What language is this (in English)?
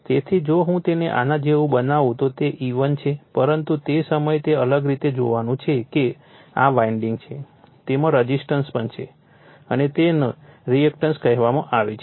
Gujarati